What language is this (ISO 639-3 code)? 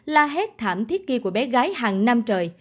vie